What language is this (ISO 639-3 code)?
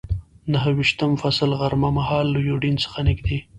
pus